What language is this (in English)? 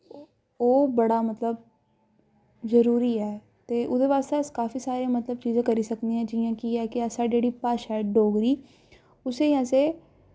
Dogri